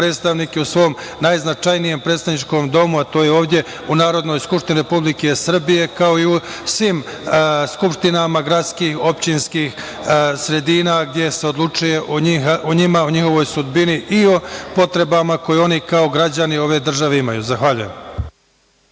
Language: Serbian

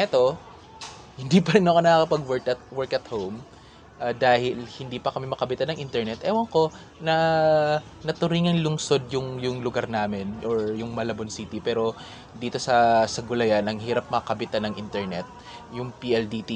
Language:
Filipino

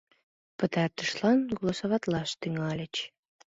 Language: Mari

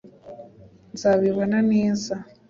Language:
Kinyarwanda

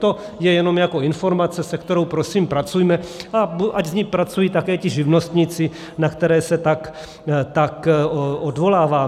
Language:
Czech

